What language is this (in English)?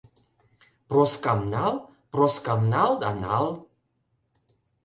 Mari